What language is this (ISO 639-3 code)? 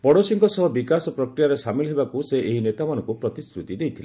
ori